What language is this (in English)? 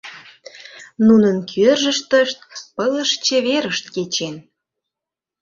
Mari